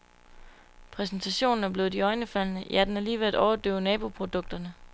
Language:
Danish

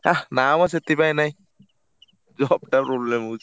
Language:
Odia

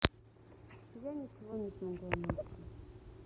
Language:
Russian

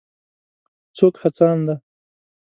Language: Pashto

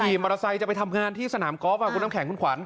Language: Thai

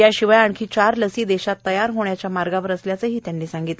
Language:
Marathi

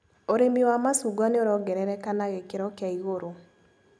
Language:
Kikuyu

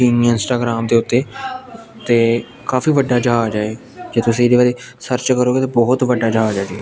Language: Punjabi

